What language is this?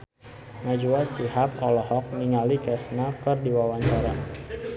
Sundanese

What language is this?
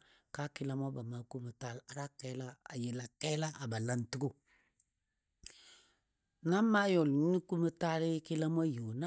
Dadiya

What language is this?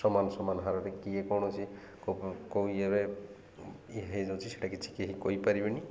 Odia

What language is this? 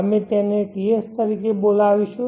Gujarati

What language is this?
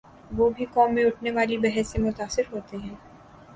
Urdu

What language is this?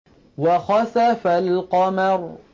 Arabic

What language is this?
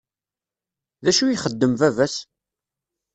Kabyle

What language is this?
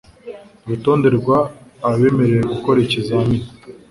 Kinyarwanda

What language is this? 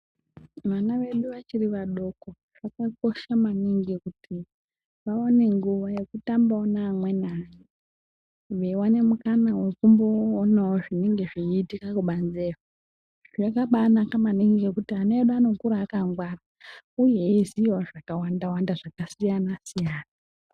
Ndau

